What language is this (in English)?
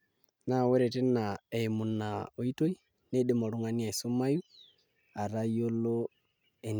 Masai